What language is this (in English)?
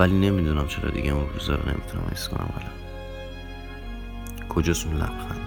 Persian